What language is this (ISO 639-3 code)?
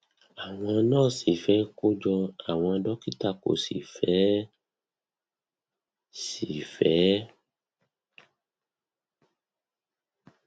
yor